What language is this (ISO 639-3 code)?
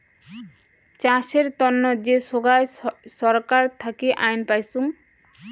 ben